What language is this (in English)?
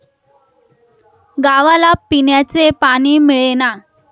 Marathi